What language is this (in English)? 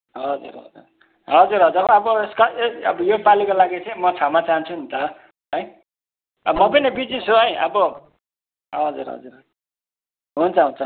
Nepali